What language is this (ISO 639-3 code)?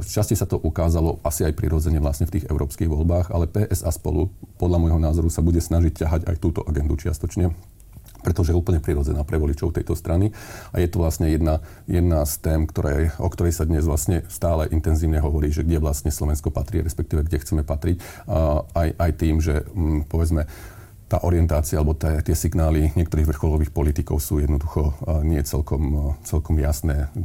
slk